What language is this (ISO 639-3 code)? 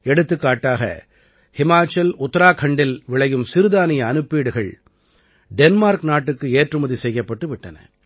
tam